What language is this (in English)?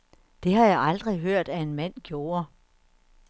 Danish